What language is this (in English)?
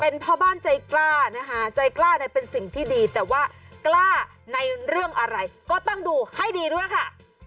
Thai